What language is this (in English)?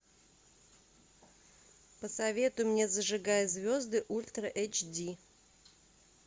Russian